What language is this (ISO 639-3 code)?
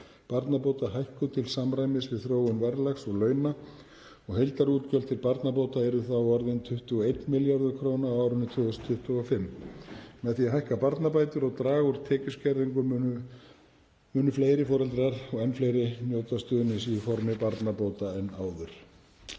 isl